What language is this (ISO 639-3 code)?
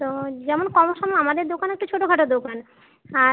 ben